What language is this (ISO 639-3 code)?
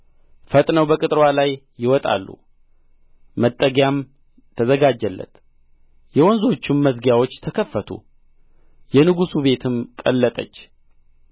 amh